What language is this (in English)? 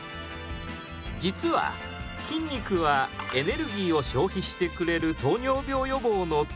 Japanese